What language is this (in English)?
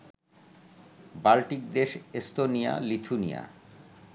Bangla